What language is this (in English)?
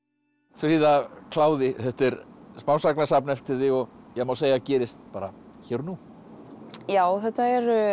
Icelandic